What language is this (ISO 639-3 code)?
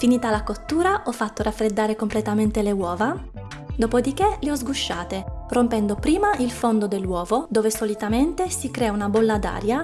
ita